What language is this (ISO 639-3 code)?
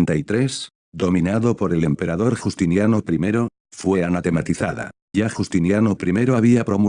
spa